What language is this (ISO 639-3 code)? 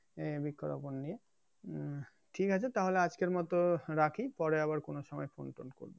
ben